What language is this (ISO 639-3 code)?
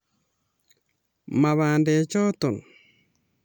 kln